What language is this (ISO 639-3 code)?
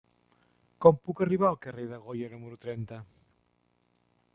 cat